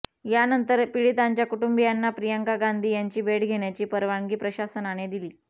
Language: Marathi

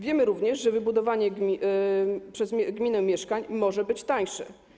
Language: Polish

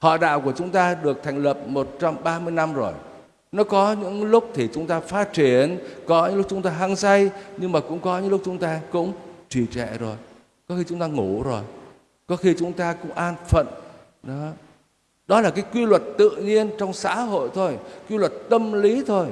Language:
Vietnamese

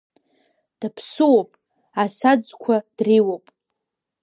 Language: Abkhazian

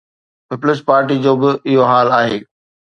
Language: Sindhi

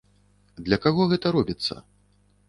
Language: Belarusian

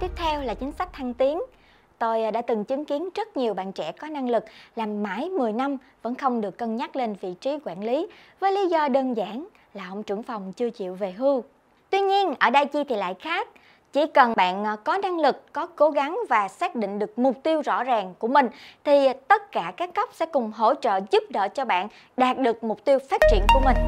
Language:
Vietnamese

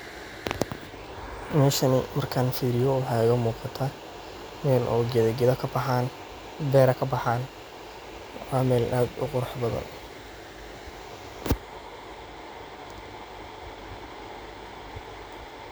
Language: Somali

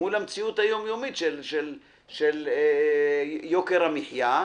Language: Hebrew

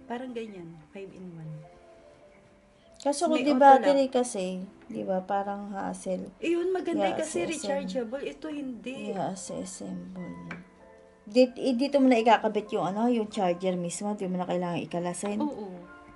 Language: Filipino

